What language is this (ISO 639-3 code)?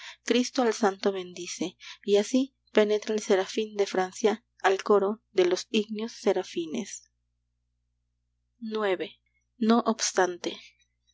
spa